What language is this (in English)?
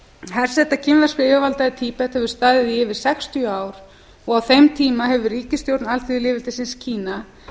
Icelandic